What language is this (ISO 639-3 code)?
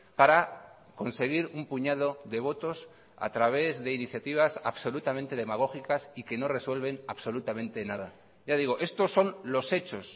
spa